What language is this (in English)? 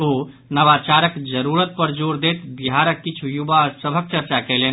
Maithili